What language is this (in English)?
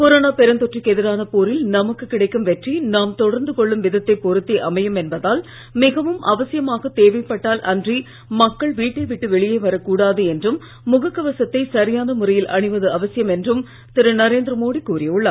Tamil